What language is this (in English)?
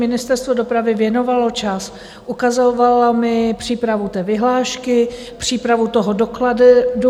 Czech